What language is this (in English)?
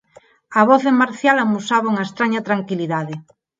Galician